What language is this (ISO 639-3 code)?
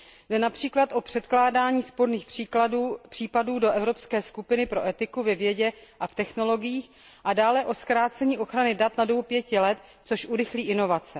ces